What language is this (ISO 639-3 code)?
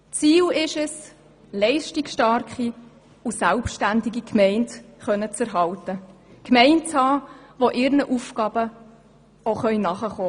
gsw